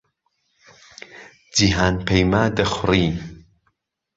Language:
Central Kurdish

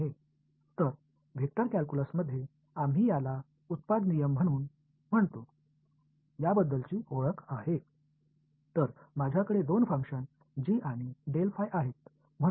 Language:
Tamil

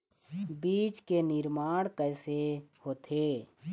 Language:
Chhattisgarhi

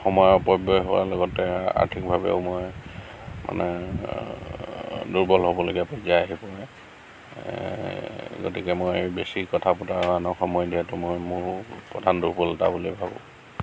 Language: Assamese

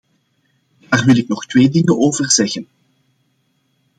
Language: Dutch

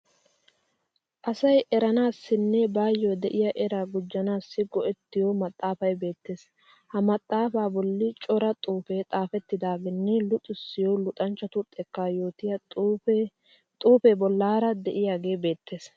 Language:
Wolaytta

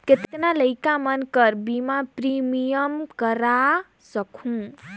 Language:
Chhattisgarhi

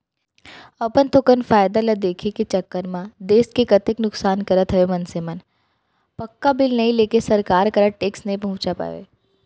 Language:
Chhattisgarhi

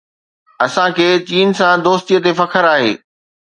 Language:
Sindhi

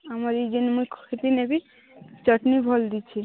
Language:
Odia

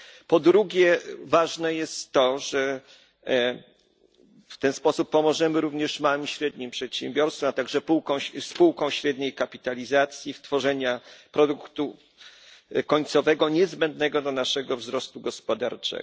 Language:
Polish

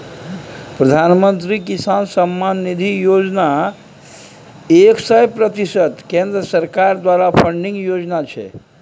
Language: Maithili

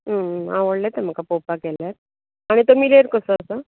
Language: Konkani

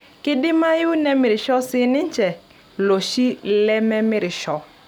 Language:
Masai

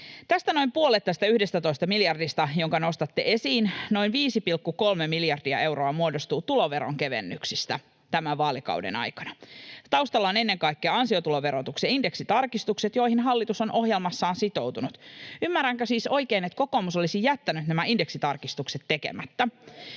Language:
Finnish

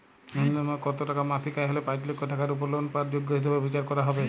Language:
Bangla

